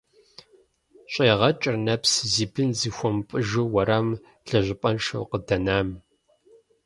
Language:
Kabardian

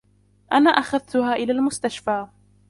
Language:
Arabic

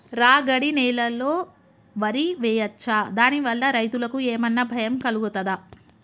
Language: Telugu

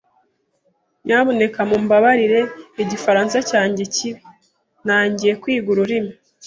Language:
Kinyarwanda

